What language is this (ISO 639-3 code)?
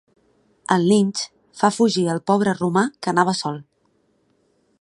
cat